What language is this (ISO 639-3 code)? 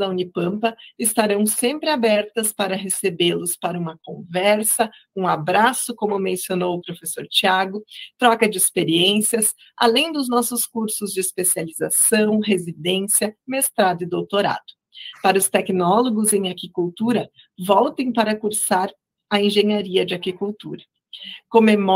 por